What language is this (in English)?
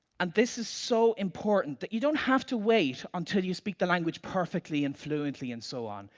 English